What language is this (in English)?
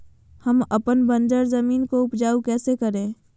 Magahi